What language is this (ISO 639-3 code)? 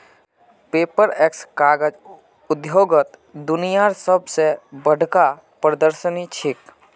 mag